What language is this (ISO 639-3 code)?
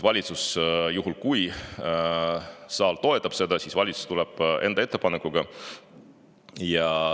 est